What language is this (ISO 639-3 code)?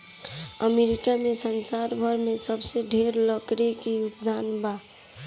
bho